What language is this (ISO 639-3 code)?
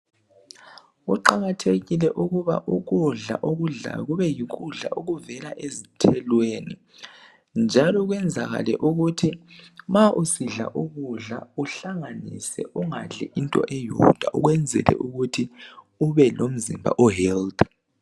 nde